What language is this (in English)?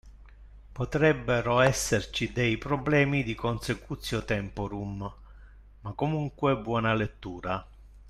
Italian